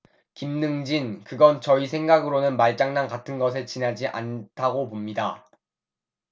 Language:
Korean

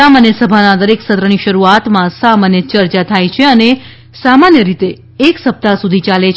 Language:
Gujarati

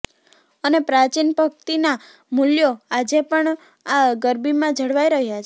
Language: Gujarati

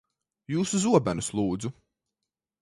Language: Latvian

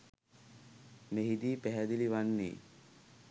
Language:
Sinhala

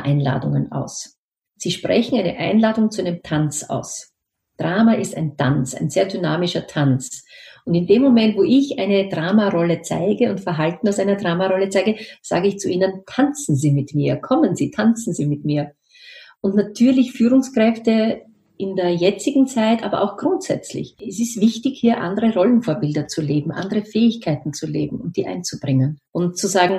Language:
German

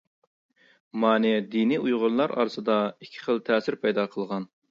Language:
Uyghur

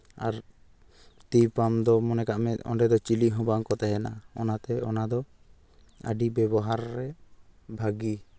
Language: Santali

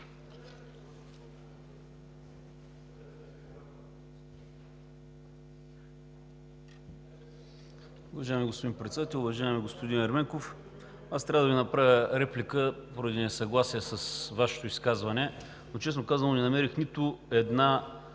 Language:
Bulgarian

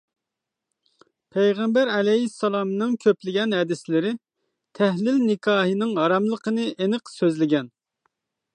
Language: Uyghur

